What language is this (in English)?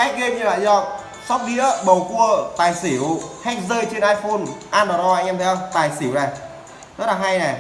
Vietnamese